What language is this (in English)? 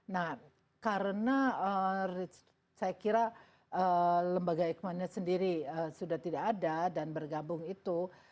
Indonesian